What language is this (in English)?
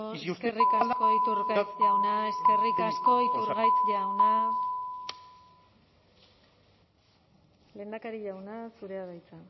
Basque